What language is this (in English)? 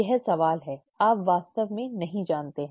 Hindi